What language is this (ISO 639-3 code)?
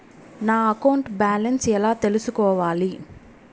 tel